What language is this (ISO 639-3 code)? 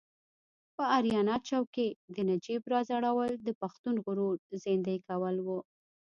pus